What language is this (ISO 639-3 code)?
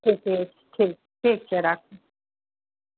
mai